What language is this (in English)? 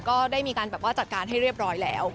Thai